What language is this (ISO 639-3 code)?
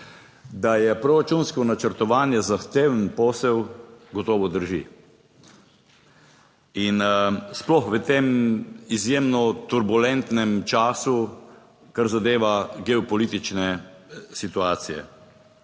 slv